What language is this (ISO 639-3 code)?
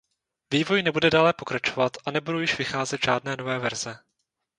ces